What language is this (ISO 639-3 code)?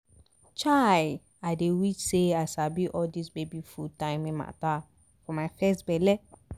pcm